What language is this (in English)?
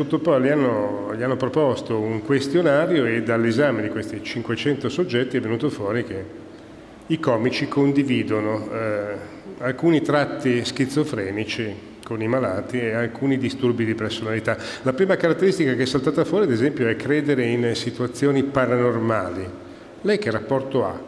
Italian